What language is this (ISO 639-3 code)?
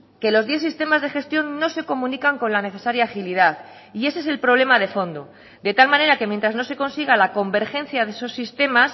spa